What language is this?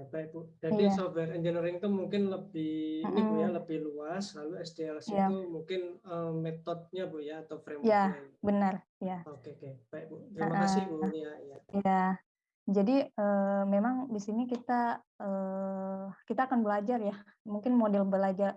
Indonesian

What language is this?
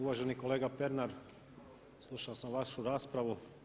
Croatian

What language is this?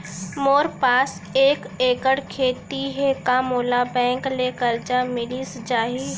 Chhattisgarhi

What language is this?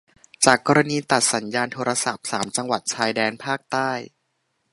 Thai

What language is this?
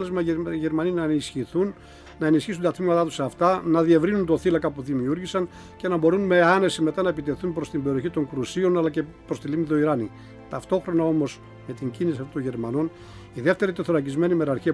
Greek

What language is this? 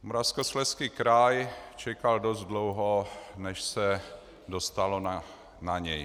Czech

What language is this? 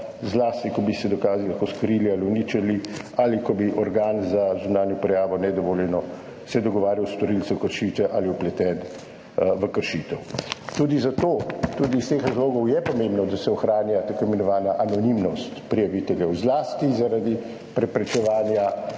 Slovenian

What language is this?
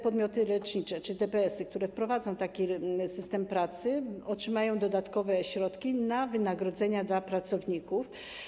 Polish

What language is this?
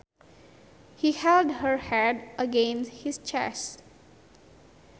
Sundanese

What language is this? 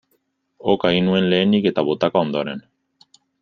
Basque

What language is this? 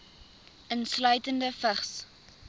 Afrikaans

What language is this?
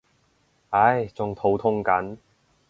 Cantonese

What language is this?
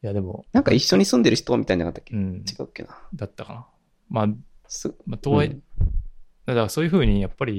Japanese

